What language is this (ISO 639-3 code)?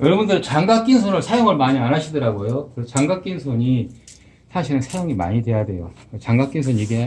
kor